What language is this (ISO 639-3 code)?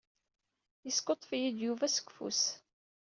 kab